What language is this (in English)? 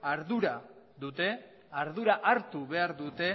Basque